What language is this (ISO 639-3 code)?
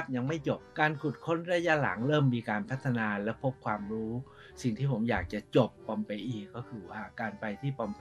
tha